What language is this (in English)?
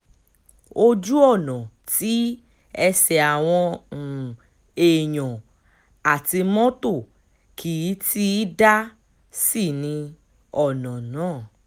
Yoruba